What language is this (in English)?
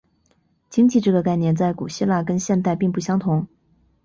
Chinese